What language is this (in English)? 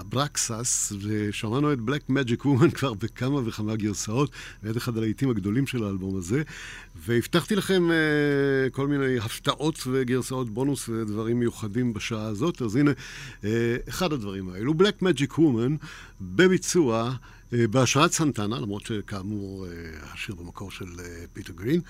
Hebrew